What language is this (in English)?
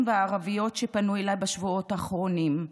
Hebrew